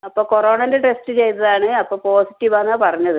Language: Malayalam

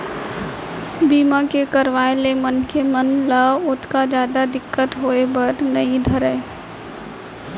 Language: Chhattisgarhi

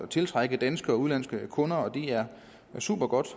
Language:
Danish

